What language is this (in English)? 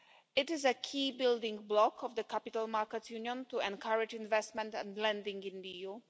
English